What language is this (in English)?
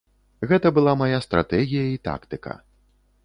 Belarusian